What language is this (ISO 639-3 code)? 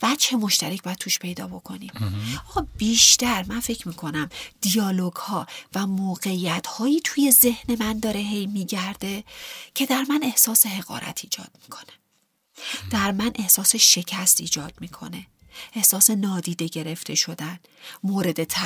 fas